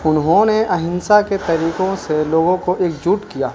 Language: Urdu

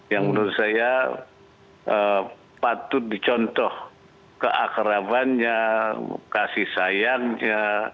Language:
Indonesian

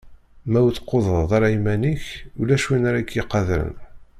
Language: Kabyle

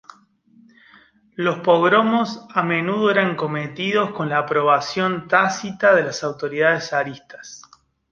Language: Spanish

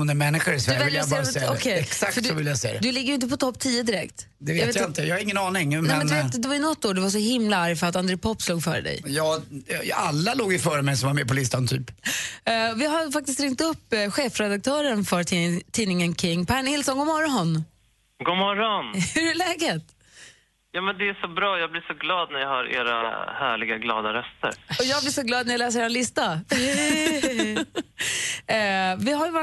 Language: Swedish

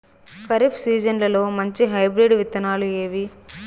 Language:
Telugu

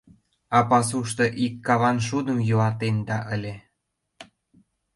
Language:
Mari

